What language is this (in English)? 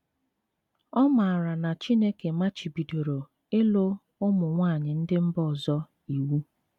Igbo